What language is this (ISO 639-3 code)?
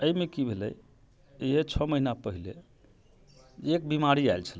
mai